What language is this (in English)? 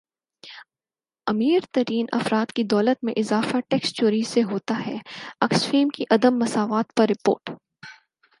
Urdu